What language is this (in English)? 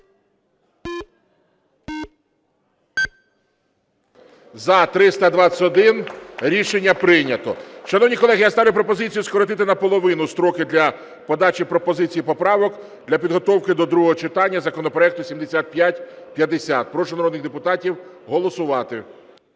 Ukrainian